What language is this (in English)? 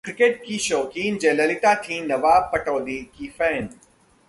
Hindi